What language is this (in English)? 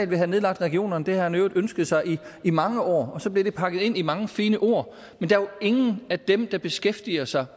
Danish